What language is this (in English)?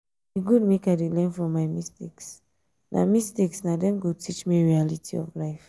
Nigerian Pidgin